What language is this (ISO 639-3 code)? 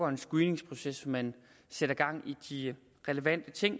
dan